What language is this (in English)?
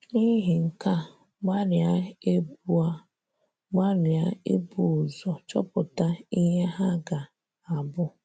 Igbo